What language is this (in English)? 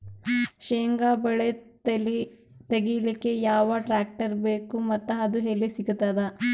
Kannada